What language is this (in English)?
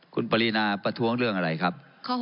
Thai